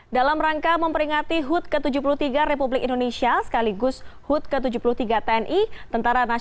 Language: Indonesian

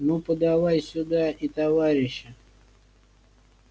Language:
Russian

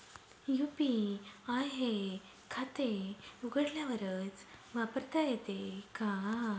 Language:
Marathi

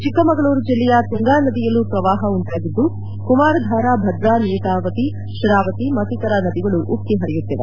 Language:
Kannada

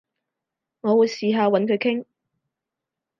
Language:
Cantonese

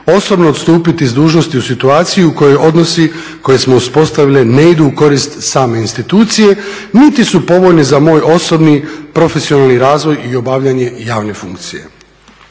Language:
Croatian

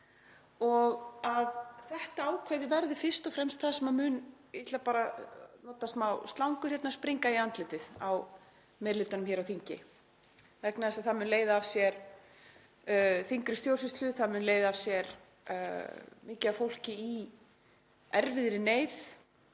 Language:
Icelandic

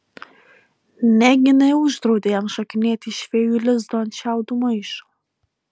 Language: Lithuanian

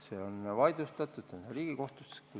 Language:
Estonian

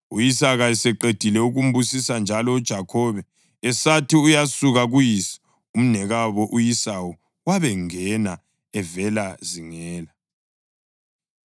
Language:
North Ndebele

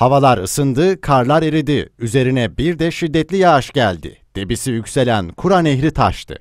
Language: Turkish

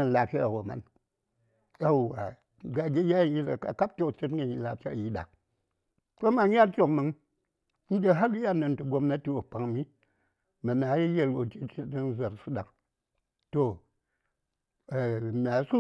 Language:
Saya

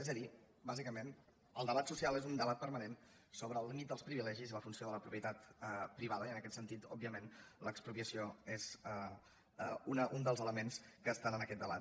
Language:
Catalan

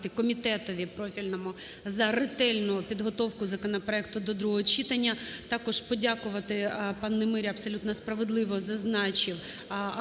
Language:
Ukrainian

